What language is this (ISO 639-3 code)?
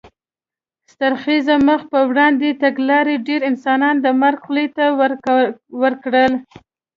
pus